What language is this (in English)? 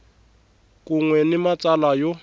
Tsonga